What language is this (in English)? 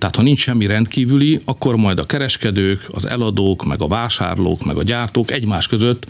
Hungarian